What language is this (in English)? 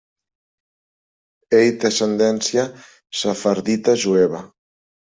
Catalan